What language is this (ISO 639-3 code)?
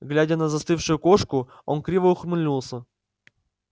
rus